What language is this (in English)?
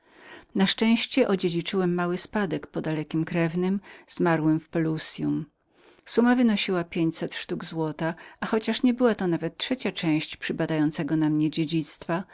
Polish